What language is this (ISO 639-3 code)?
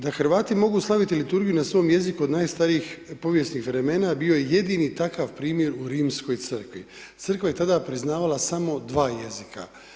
hrv